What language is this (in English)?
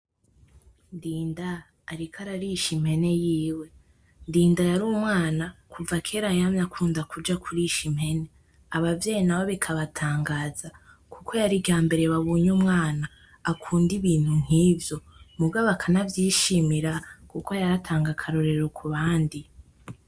Rundi